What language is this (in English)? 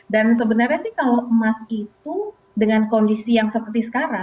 Indonesian